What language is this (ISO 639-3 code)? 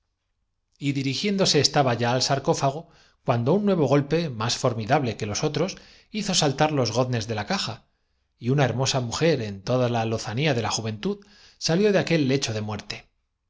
spa